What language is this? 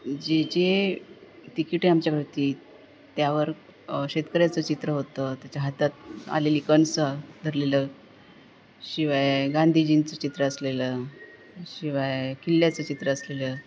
Marathi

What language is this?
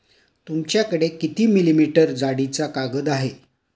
Marathi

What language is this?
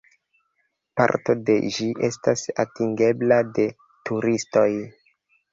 Esperanto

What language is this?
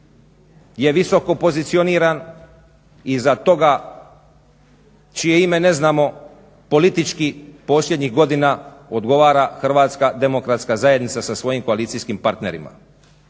Croatian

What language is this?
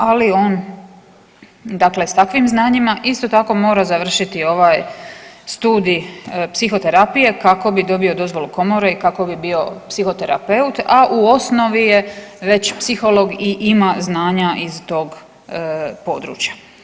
Croatian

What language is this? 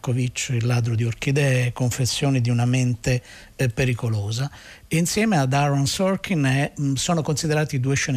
Italian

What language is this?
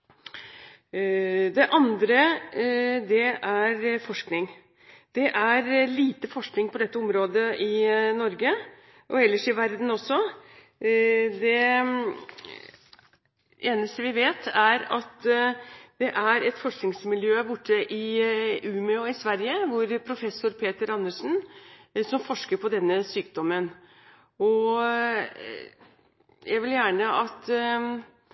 Norwegian Bokmål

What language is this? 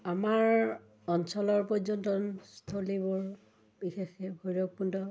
Assamese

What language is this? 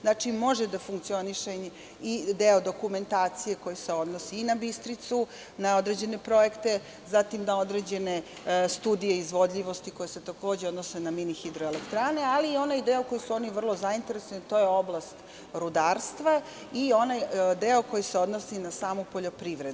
Serbian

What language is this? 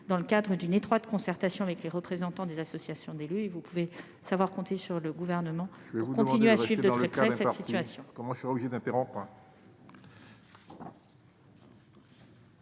French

